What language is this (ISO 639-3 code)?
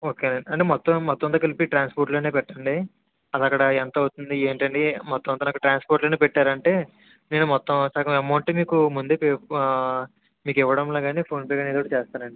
tel